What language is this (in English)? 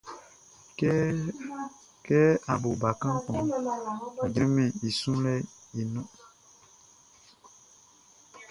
Baoulé